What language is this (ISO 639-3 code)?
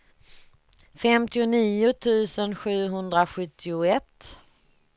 swe